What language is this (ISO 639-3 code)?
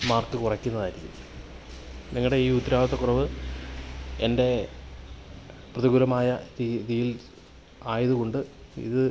mal